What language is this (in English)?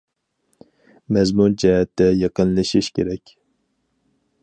Uyghur